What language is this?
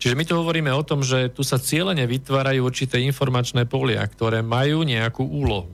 Slovak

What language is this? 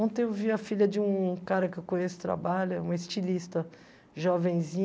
Portuguese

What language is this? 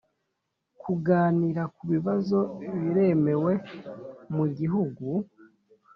Kinyarwanda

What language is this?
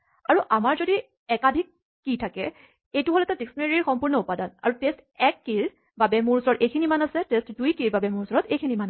Assamese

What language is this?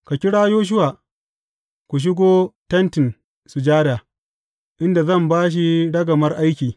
Hausa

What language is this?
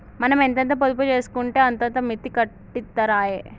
Telugu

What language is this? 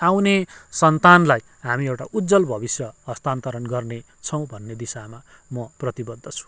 Nepali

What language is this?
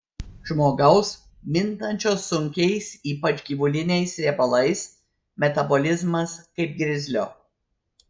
Lithuanian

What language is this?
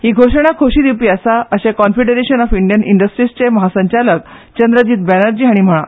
Konkani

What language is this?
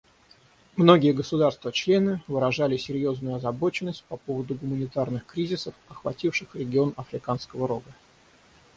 Russian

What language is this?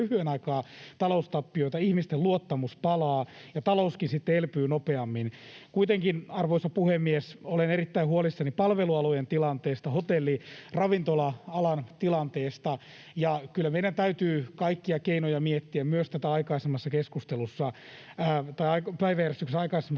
Finnish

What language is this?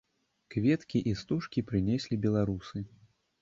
Belarusian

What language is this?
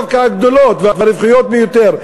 Hebrew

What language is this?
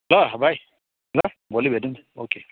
Nepali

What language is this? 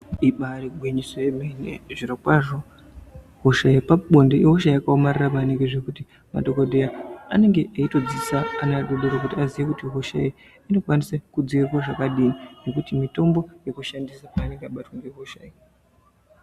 Ndau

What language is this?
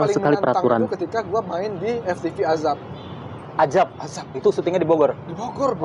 Indonesian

